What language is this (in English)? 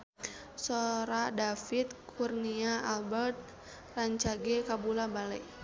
Sundanese